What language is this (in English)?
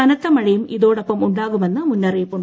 Malayalam